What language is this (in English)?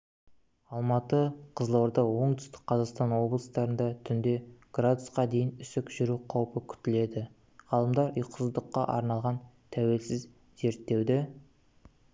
Kazakh